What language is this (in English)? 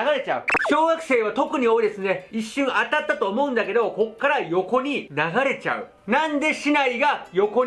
Japanese